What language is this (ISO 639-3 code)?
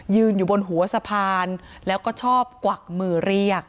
tha